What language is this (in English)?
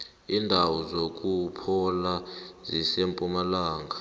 South Ndebele